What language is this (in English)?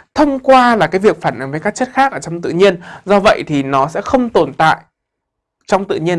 Vietnamese